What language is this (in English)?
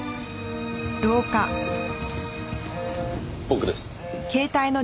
Japanese